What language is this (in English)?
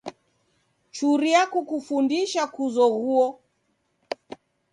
Taita